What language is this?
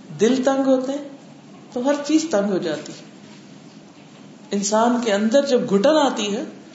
Urdu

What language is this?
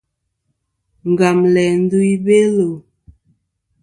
Kom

